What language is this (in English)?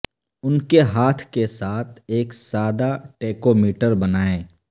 Urdu